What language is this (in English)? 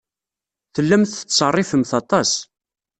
Kabyle